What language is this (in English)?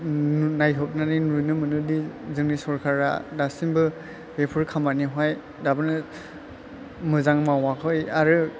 Bodo